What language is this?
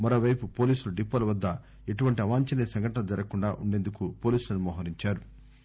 Telugu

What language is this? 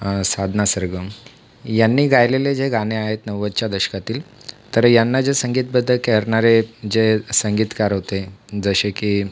Marathi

